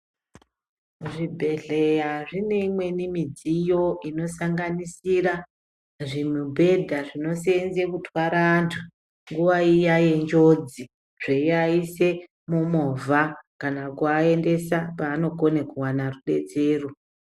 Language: Ndau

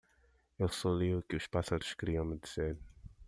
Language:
Portuguese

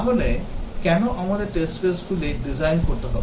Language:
Bangla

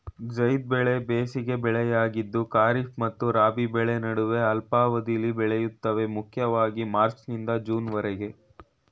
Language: Kannada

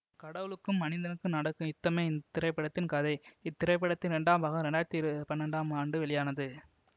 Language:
Tamil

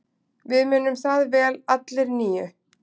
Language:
Icelandic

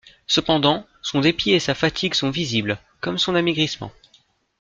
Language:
French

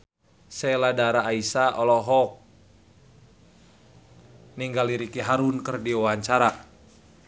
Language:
Sundanese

